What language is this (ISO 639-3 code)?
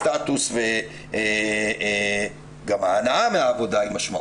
heb